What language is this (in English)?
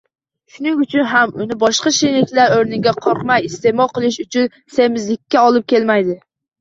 Uzbek